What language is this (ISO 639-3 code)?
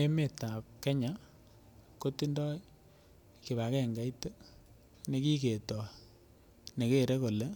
kln